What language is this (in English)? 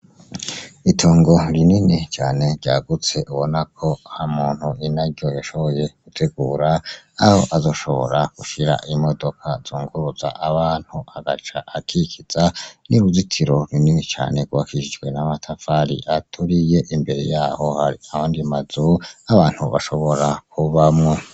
Rundi